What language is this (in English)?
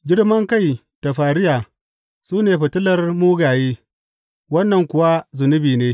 Hausa